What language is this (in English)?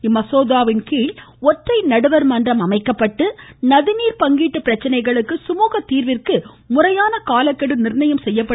Tamil